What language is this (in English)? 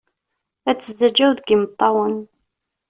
Kabyle